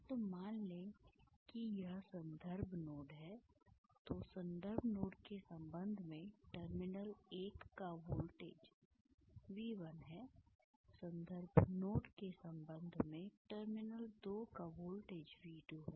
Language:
Hindi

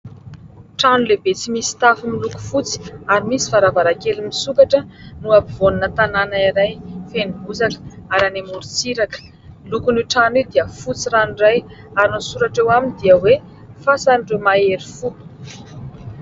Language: Malagasy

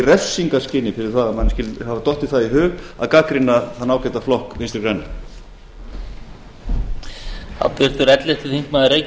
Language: Icelandic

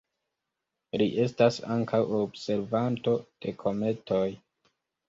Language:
Esperanto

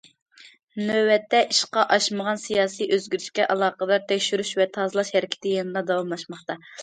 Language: Uyghur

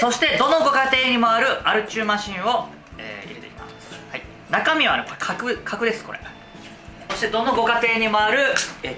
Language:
Japanese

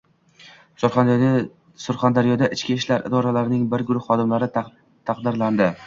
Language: Uzbek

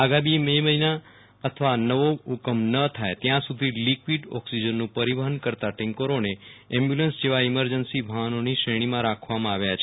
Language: Gujarati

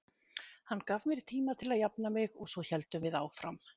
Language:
Icelandic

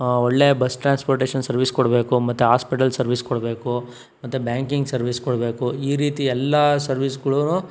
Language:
Kannada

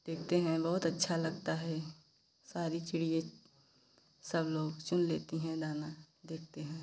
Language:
Hindi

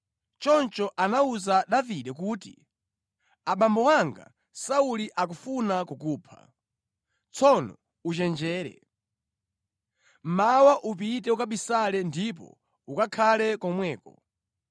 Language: Nyanja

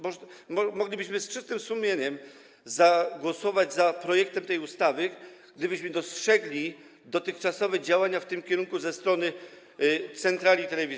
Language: Polish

